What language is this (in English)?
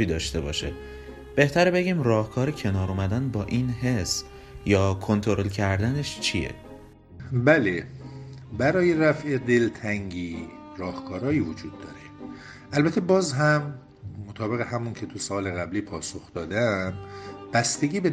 Persian